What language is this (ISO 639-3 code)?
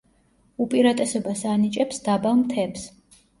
kat